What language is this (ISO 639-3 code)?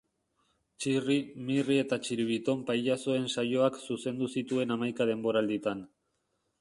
eus